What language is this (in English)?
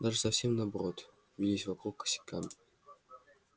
Russian